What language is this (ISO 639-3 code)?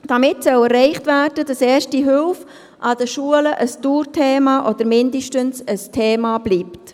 gsw